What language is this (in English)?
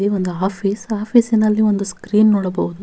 Kannada